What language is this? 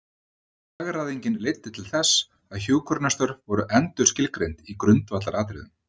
Icelandic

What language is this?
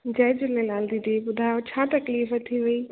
Sindhi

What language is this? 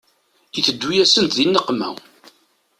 Kabyle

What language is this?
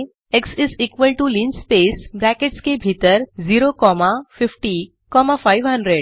Hindi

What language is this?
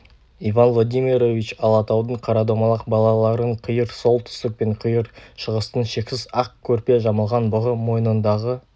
Kazakh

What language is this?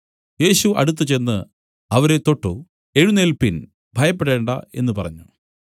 Malayalam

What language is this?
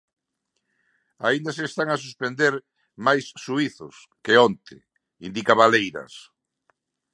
Galician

